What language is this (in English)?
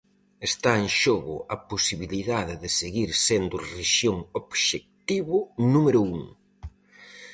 Galician